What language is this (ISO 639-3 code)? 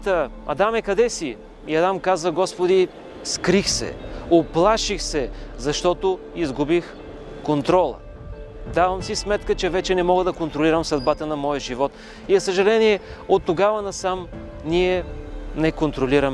bul